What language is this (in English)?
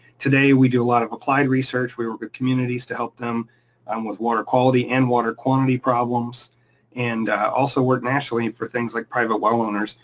English